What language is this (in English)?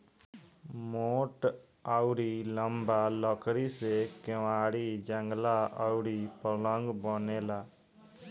Bhojpuri